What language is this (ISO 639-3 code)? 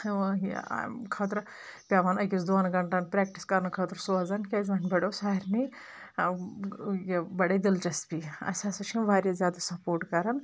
kas